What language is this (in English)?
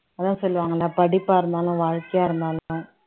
Tamil